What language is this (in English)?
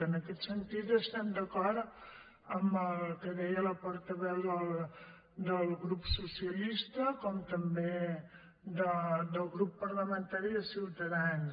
Catalan